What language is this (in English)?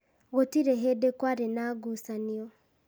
Kikuyu